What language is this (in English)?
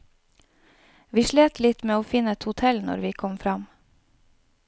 Norwegian